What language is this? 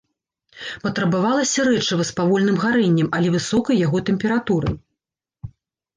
Belarusian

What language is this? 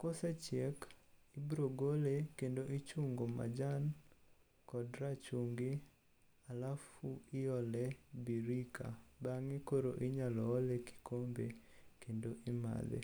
Luo (Kenya and Tanzania)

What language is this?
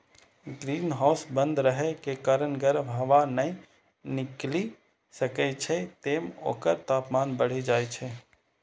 Maithili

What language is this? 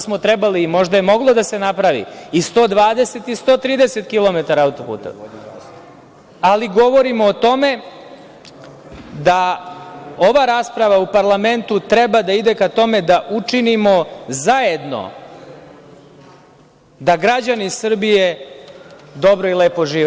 Serbian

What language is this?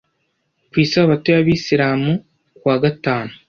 Kinyarwanda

